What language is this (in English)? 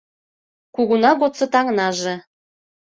Mari